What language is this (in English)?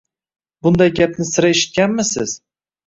Uzbek